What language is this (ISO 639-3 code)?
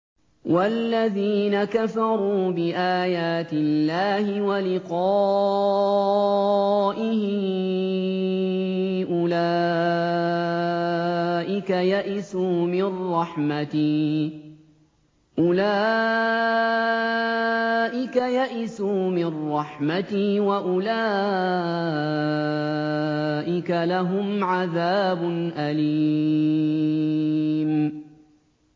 ara